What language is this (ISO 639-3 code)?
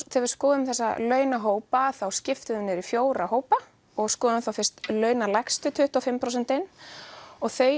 isl